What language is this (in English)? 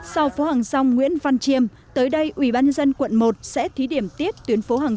Vietnamese